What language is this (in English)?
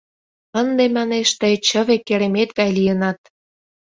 Mari